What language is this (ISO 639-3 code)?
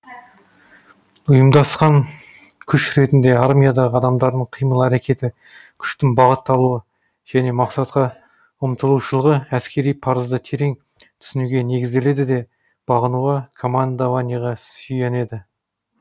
kaz